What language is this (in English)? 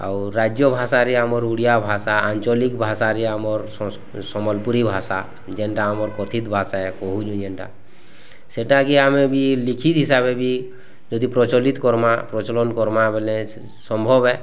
Odia